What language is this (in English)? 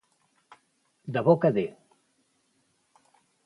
Catalan